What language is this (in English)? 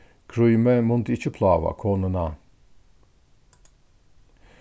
Faroese